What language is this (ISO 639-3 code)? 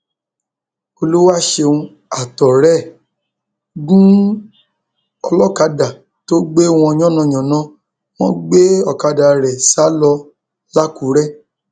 yor